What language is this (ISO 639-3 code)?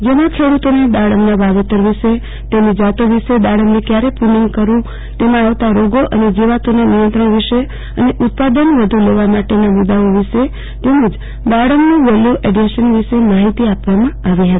guj